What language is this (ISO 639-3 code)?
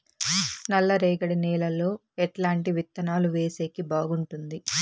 tel